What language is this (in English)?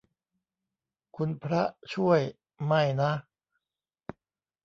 Thai